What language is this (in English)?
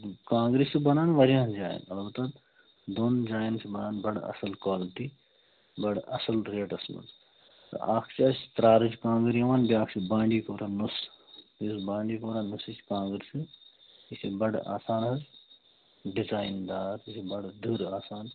Kashmiri